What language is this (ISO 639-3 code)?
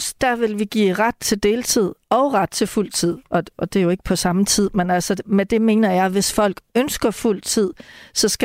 dan